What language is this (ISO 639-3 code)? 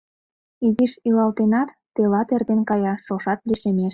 chm